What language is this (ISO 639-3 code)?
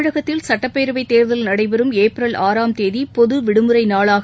tam